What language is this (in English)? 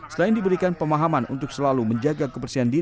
Indonesian